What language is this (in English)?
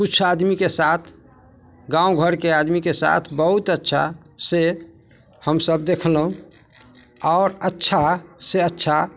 Maithili